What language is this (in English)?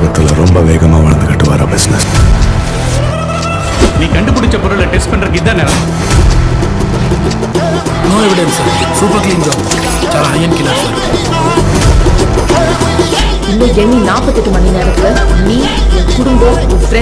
Indonesian